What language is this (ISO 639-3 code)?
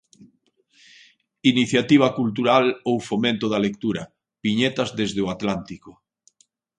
glg